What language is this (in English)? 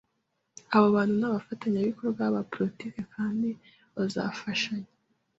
Kinyarwanda